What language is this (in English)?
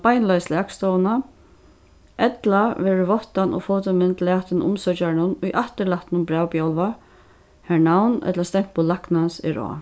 Faroese